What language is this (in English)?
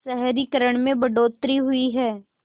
Hindi